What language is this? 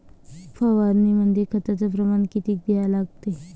Marathi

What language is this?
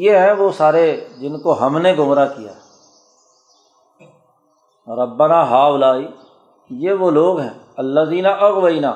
Urdu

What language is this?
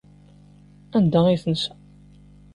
Kabyle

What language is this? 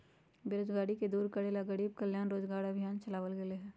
Magahi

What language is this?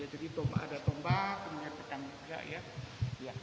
Indonesian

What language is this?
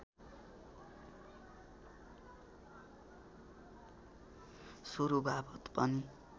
Nepali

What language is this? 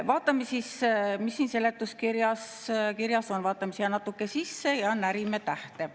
Estonian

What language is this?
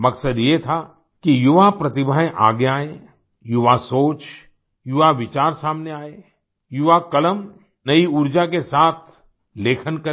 Hindi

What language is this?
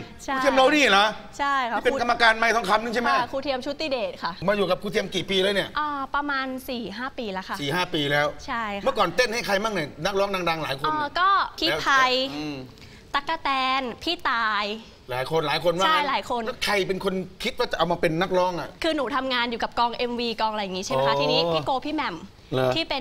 Thai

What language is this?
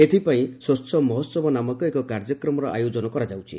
Odia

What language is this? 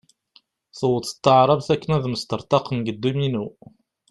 Kabyle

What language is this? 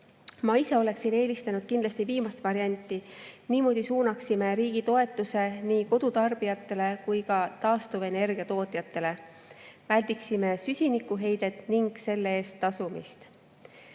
Estonian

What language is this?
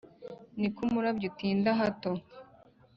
Kinyarwanda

